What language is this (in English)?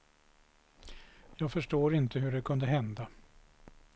Swedish